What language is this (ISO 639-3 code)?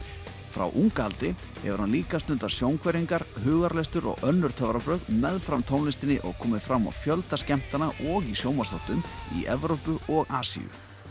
isl